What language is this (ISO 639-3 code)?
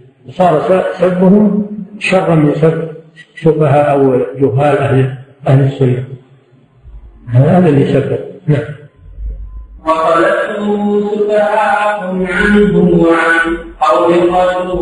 ara